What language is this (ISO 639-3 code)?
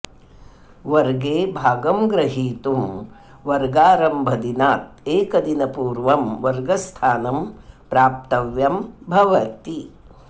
san